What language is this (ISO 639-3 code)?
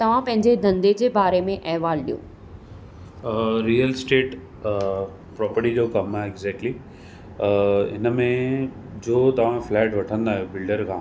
snd